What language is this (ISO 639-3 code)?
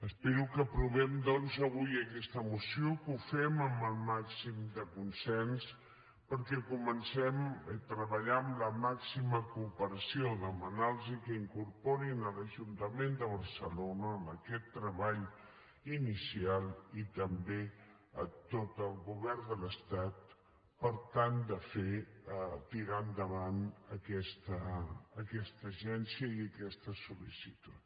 cat